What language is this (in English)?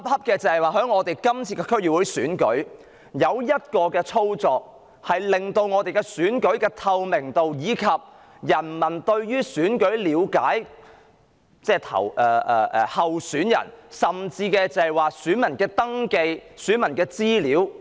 Cantonese